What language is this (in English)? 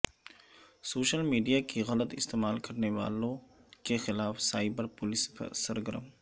Urdu